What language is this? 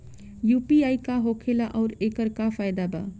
Bhojpuri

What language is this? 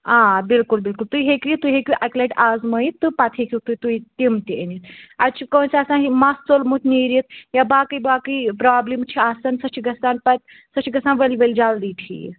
Kashmiri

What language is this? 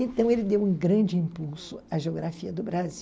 Portuguese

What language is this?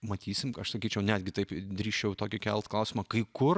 Lithuanian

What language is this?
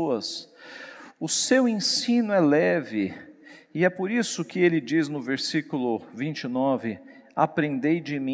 Portuguese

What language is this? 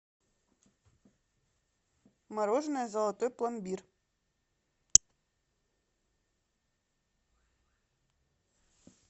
Russian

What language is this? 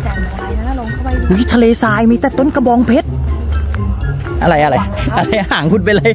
Thai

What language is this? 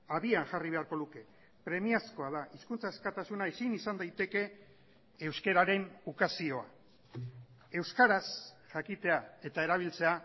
Basque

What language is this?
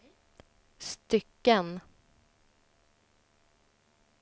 Swedish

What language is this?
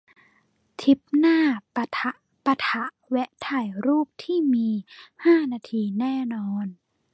Thai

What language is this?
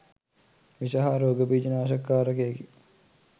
Sinhala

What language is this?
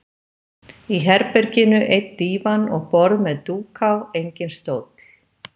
Icelandic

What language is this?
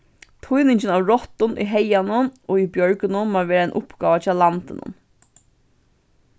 Faroese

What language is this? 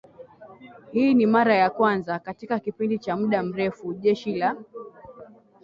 Swahili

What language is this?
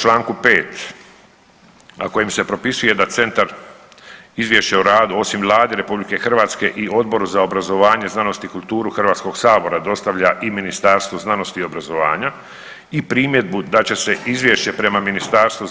Croatian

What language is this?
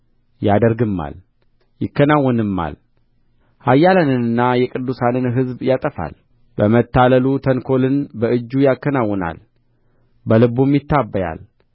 Amharic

